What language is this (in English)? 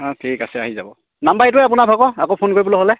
Assamese